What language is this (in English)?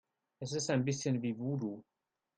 German